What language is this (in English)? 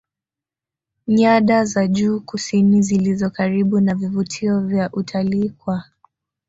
Swahili